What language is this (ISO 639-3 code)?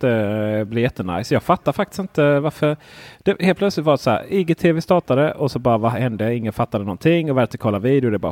swe